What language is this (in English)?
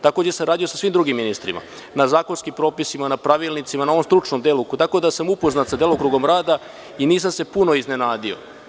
Serbian